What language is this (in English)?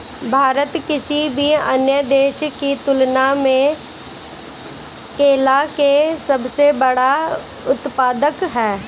Bhojpuri